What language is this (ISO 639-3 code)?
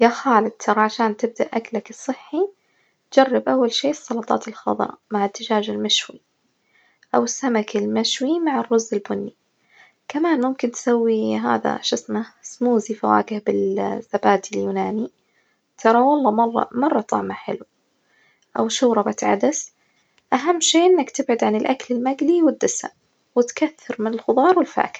ars